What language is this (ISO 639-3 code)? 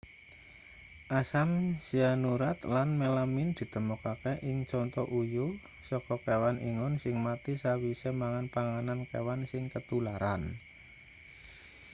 jav